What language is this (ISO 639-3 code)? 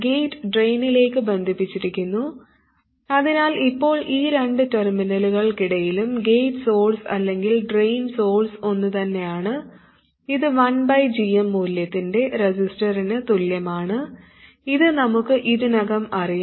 mal